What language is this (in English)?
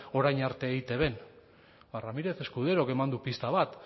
Basque